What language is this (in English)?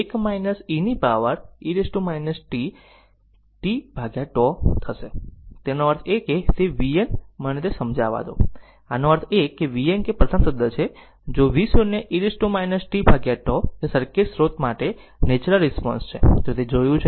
Gujarati